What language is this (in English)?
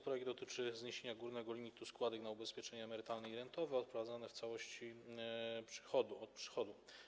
Polish